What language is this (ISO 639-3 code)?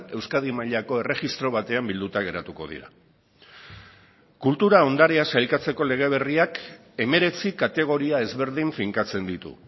eus